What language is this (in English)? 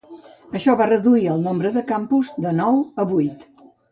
Catalan